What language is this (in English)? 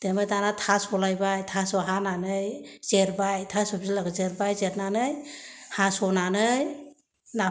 Bodo